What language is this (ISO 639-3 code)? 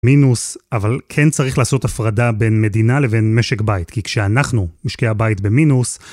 heb